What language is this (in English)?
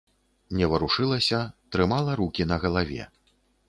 Belarusian